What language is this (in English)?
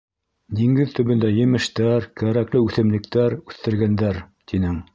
Bashkir